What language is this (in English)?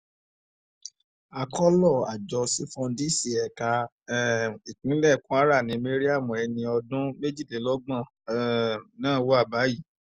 Yoruba